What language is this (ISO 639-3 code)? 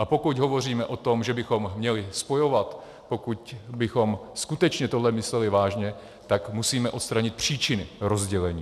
ces